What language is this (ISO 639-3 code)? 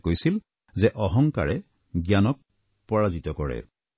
asm